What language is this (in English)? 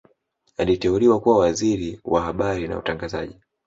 Swahili